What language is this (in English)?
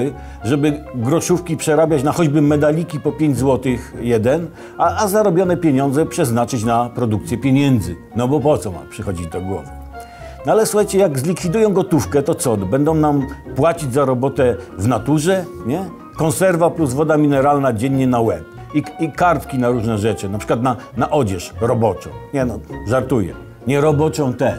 Polish